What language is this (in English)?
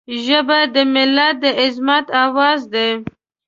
Pashto